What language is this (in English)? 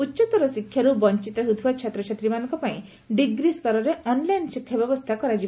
Odia